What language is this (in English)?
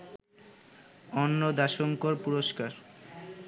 Bangla